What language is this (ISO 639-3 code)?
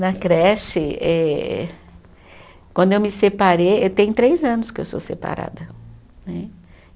por